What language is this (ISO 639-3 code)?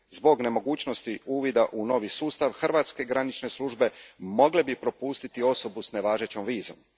hrv